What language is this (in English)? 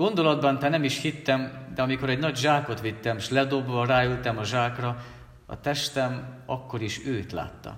Hungarian